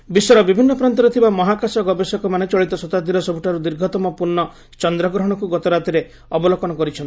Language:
Odia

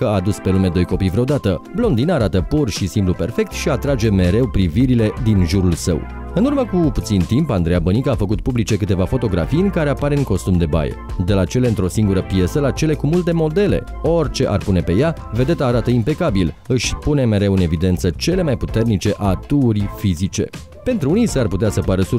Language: Romanian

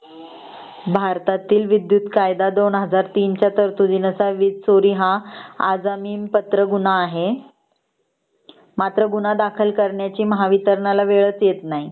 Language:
Marathi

